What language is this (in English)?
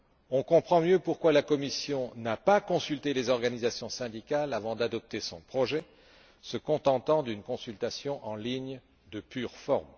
French